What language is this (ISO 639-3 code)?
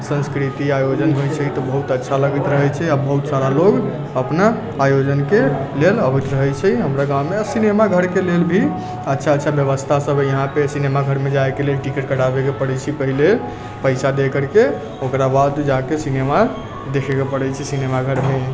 mai